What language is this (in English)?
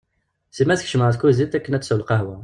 Kabyle